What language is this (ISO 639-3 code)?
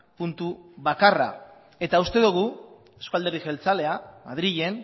eus